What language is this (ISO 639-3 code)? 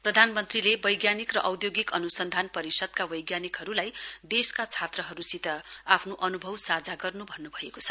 nep